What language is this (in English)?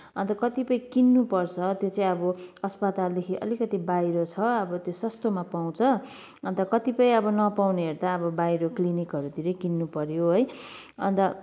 Nepali